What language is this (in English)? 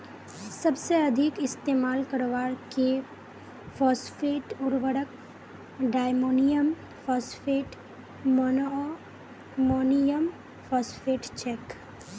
Magahi